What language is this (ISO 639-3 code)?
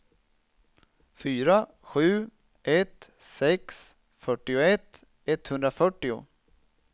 swe